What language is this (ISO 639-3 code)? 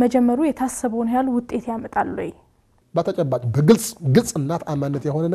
ara